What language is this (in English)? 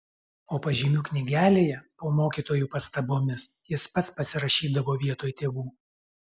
Lithuanian